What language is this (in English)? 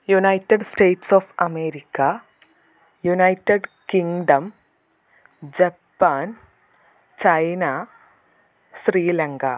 Malayalam